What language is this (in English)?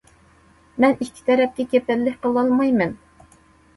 Uyghur